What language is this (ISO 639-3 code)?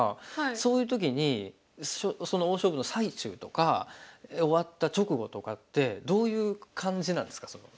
jpn